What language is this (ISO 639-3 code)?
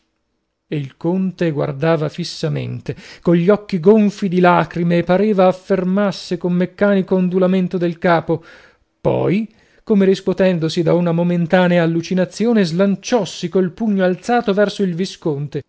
ita